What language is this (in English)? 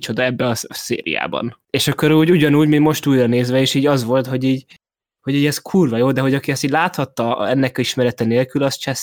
Hungarian